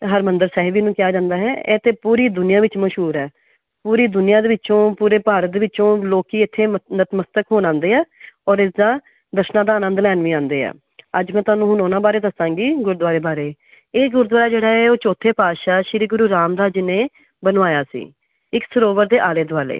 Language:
Punjabi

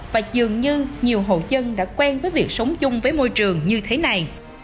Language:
Vietnamese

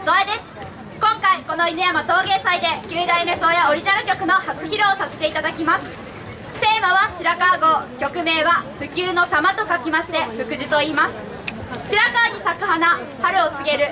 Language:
Japanese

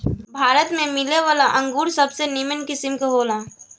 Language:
Bhojpuri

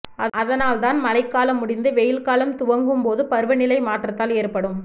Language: Tamil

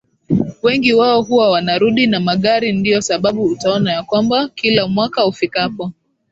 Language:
Swahili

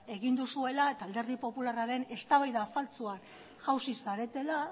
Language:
Basque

